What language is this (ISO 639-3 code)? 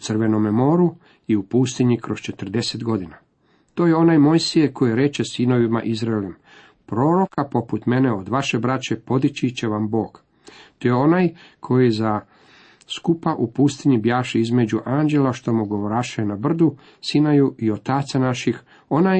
hrv